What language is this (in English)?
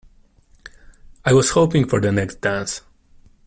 English